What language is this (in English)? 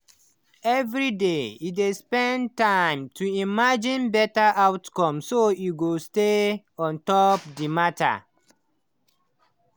Nigerian Pidgin